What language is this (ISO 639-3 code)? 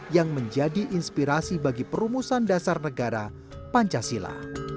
ind